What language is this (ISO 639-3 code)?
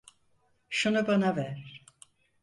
tur